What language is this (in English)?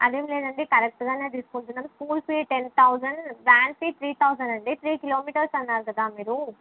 Telugu